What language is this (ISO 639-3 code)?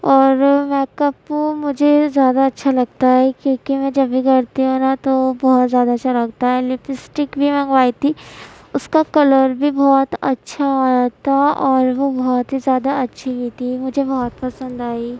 urd